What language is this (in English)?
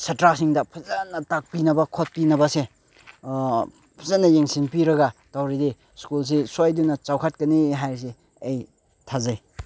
Manipuri